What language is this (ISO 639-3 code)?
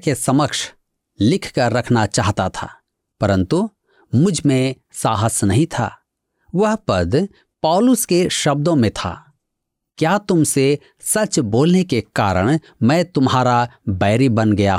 hin